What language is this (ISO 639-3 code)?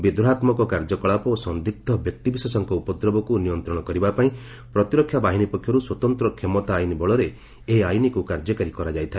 ori